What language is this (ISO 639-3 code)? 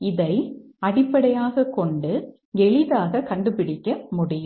tam